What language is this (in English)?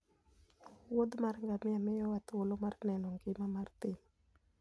Luo (Kenya and Tanzania)